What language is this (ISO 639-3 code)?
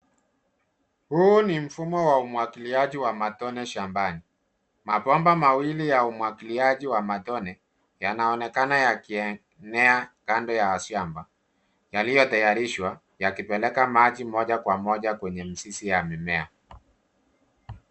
swa